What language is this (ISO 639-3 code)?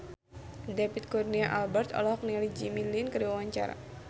sun